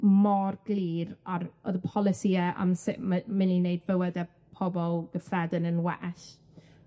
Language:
Welsh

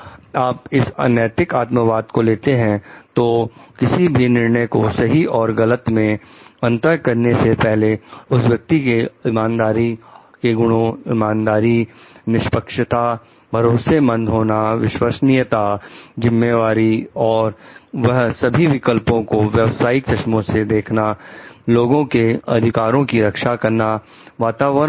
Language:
Hindi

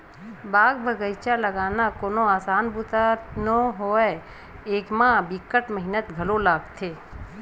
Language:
Chhattisgarhi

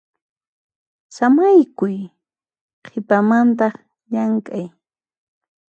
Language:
Puno Quechua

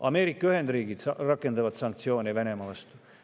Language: Estonian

